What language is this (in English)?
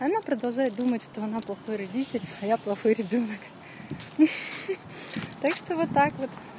Russian